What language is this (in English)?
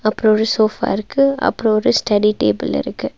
Tamil